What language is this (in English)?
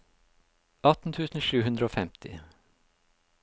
Norwegian